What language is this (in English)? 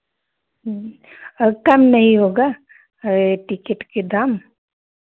Hindi